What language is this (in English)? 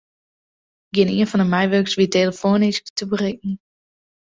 Western Frisian